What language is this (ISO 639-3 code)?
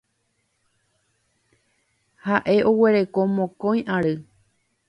grn